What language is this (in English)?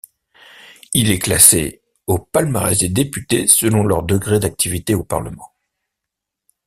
French